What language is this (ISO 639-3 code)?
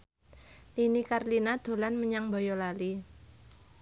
jav